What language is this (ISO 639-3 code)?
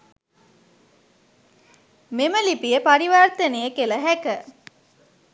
sin